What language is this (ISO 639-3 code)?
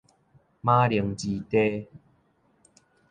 nan